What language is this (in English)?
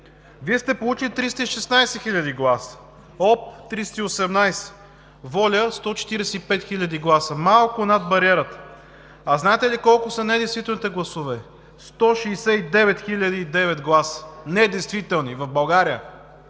Bulgarian